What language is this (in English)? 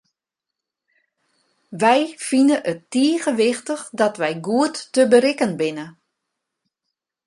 Western Frisian